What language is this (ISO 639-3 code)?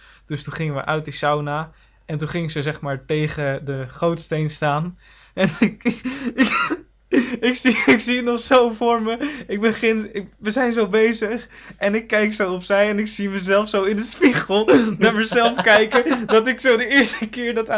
nld